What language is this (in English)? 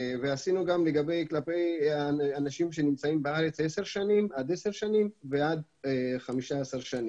Hebrew